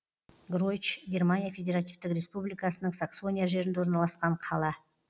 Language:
Kazakh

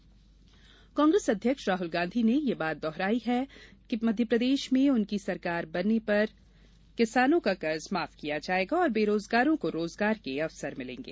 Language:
Hindi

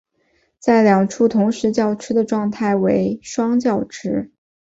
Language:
Chinese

